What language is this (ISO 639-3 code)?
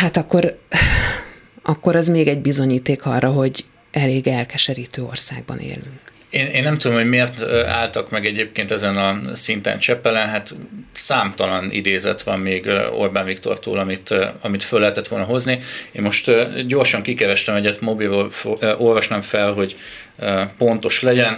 hun